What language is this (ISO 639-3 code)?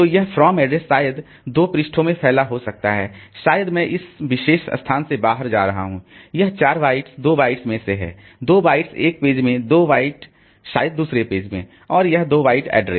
hin